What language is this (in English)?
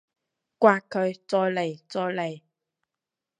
Cantonese